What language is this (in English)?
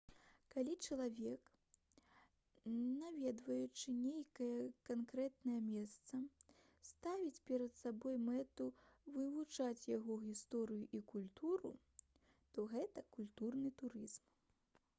Belarusian